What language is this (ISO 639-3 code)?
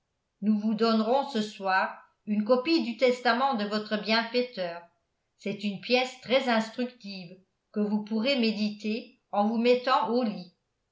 fra